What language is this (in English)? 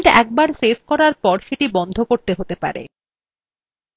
Bangla